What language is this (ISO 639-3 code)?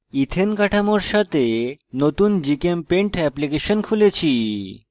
ben